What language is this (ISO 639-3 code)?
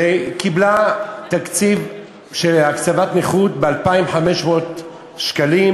heb